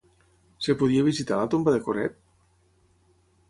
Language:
Catalan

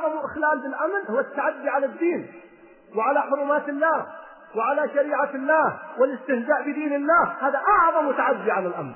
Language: Arabic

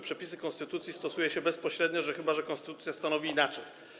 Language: Polish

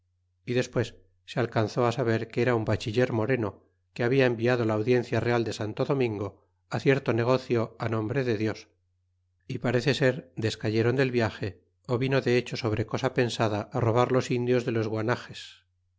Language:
Spanish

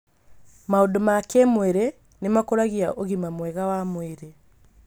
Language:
Kikuyu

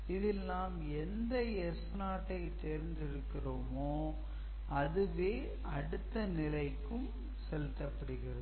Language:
Tamil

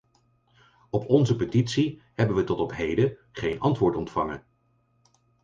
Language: Dutch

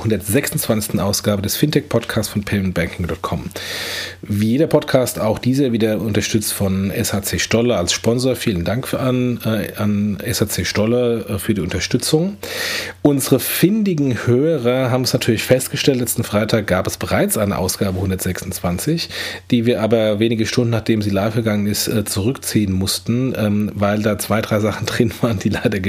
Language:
German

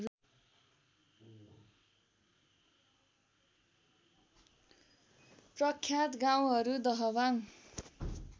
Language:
Nepali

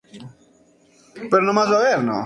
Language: Spanish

